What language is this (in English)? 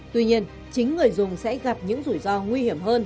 Vietnamese